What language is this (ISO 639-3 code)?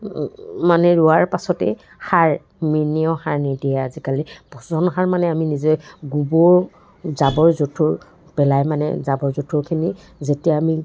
asm